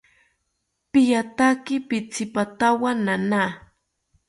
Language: South Ucayali Ashéninka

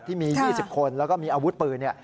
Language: Thai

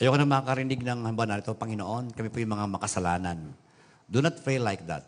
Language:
Filipino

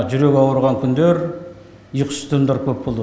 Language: Kazakh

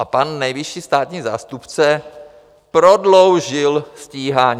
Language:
Czech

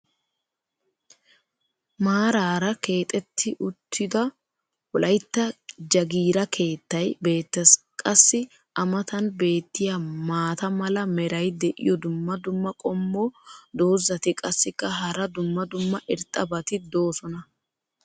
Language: Wolaytta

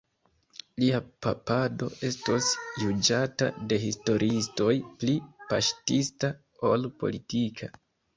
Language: Esperanto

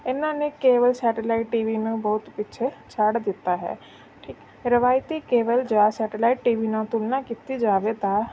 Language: Punjabi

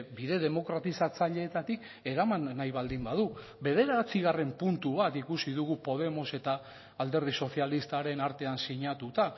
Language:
Basque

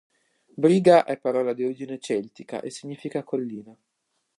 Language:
Italian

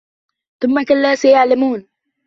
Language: Arabic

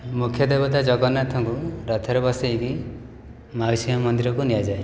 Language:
Odia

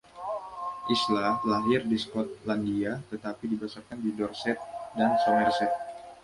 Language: Indonesian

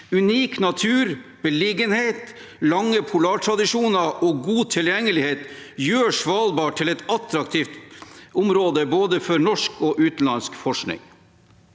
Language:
Norwegian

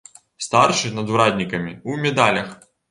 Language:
Belarusian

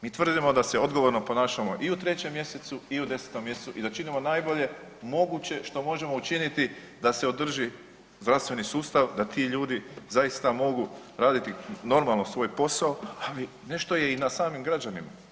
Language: Croatian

